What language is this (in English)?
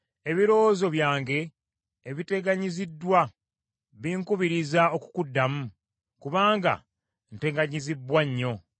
Ganda